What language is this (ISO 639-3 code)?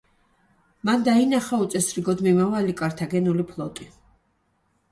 kat